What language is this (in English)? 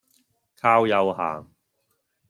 Cantonese